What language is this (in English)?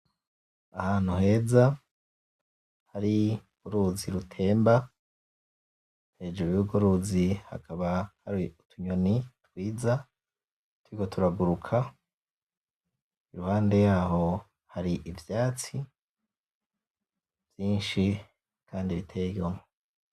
Rundi